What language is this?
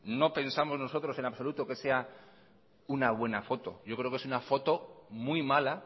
Spanish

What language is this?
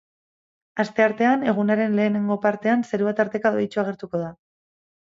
Basque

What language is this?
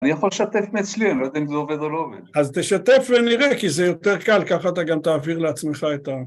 Hebrew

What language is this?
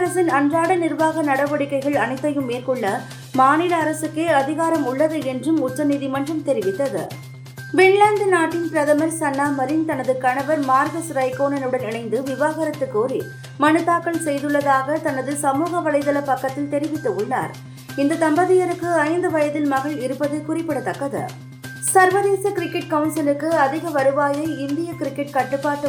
Tamil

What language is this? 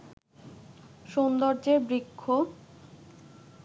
Bangla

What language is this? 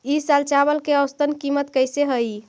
Magahi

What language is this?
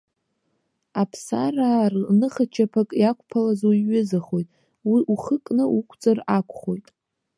Abkhazian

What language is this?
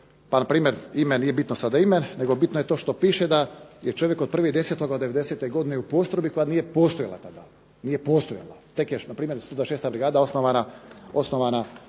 Croatian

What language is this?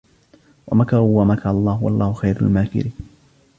Arabic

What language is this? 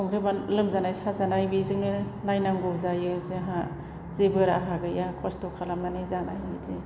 Bodo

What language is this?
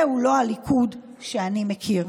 Hebrew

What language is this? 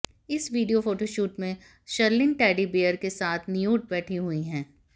Hindi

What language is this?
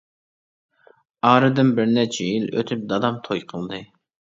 Uyghur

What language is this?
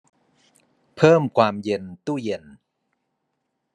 Thai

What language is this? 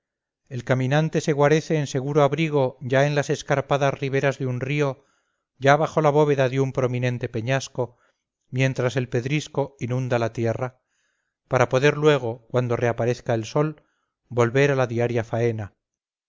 Spanish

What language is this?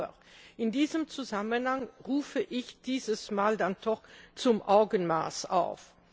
German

